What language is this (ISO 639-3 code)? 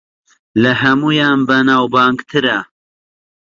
ckb